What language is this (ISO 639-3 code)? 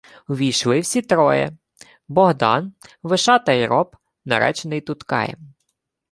ukr